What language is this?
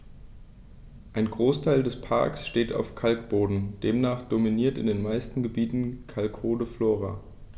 German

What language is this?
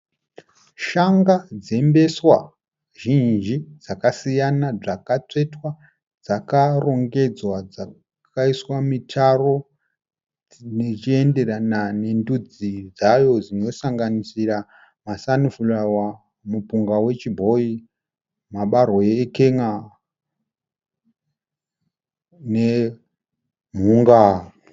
Shona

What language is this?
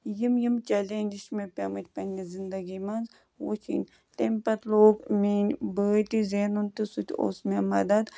Kashmiri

